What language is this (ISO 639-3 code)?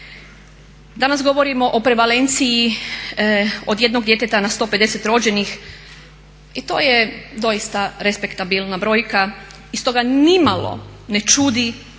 hrv